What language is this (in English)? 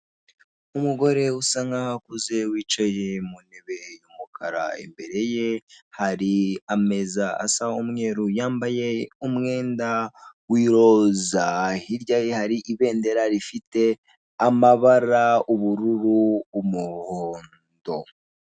Kinyarwanda